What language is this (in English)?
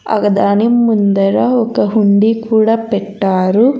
Telugu